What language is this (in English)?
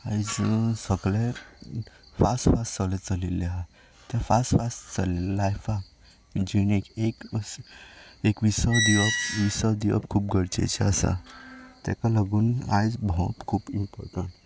Konkani